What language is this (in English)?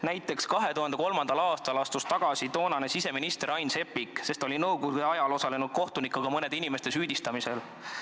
Estonian